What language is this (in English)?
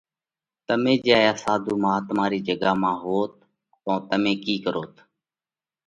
Parkari Koli